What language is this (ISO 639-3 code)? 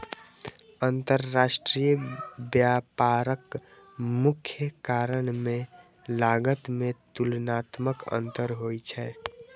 mai